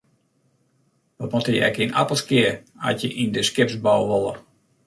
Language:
Western Frisian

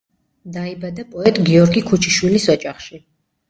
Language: Georgian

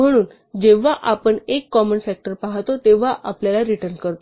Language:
Marathi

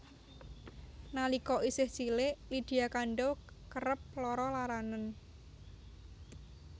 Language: Javanese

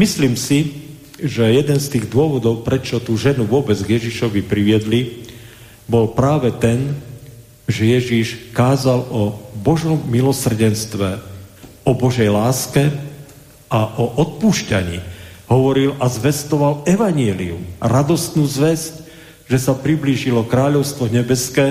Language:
Slovak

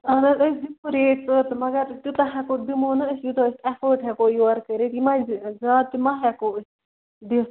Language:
Kashmiri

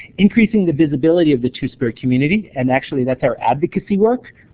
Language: English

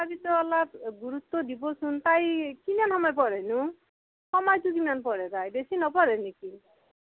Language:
Assamese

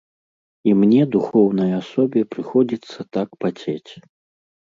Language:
Belarusian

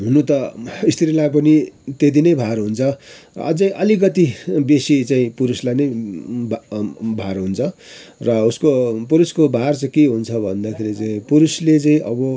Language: Nepali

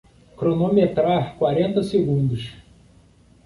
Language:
Portuguese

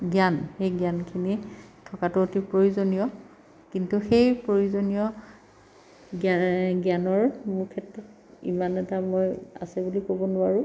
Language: Assamese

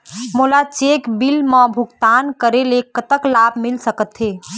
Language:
Chhattisgarhi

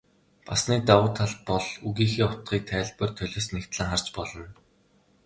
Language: Mongolian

